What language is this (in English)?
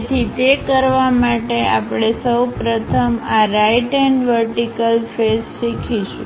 Gujarati